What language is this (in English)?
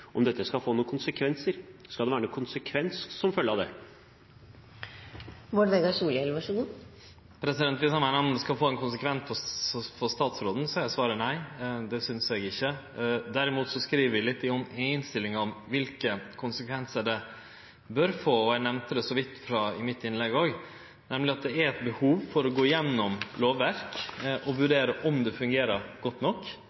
Norwegian